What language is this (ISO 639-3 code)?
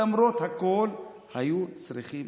heb